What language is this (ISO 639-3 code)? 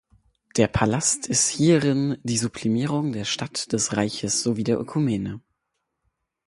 deu